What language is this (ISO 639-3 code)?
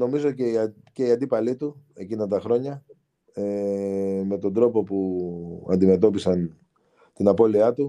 ell